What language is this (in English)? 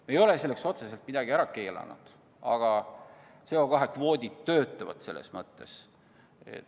Estonian